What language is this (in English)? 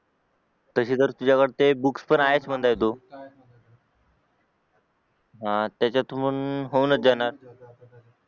Marathi